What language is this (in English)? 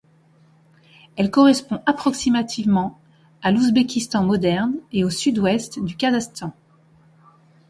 French